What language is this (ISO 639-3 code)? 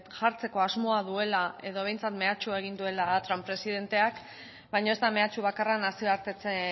eus